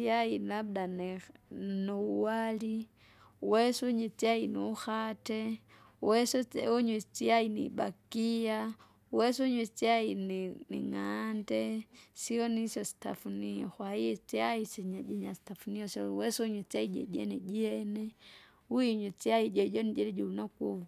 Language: Kinga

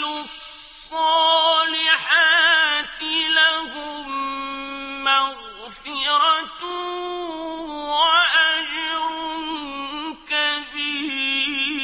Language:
Arabic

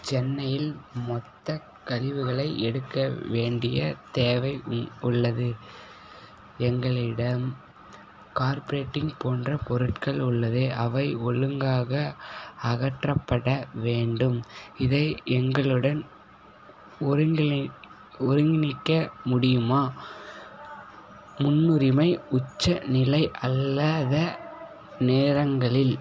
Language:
Tamil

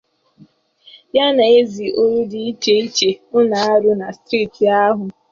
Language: Igbo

